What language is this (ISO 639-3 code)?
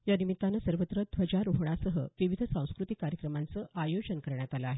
mar